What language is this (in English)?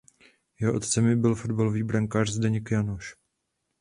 Czech